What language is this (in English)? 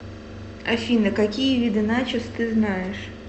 Russian